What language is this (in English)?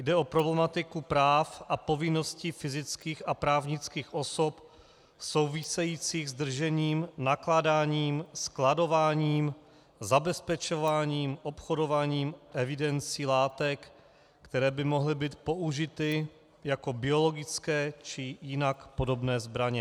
Czech